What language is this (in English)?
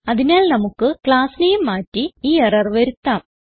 Malayalam